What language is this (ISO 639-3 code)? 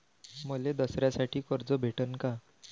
mar